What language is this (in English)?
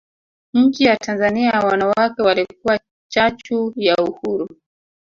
Swahili